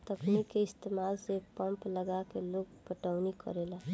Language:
Bhojpuri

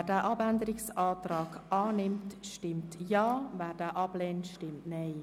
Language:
Swiss German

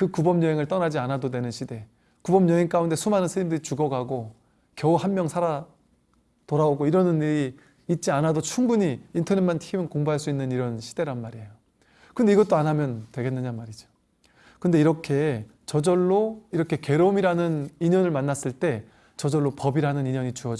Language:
Korean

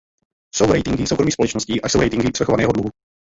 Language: Czech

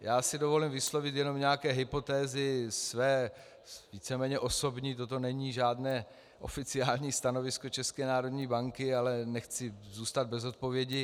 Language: Czech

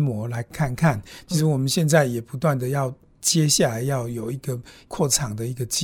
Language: Chinese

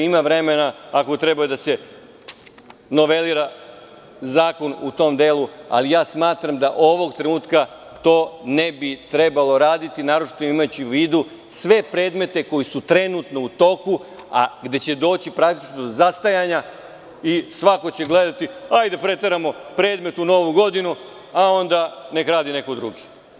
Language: Serbian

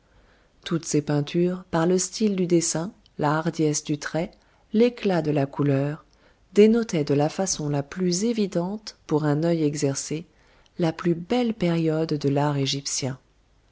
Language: French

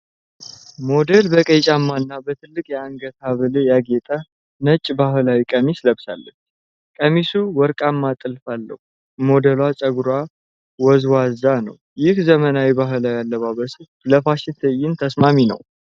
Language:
Amharic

